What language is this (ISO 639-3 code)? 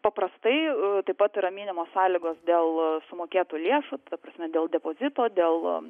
lit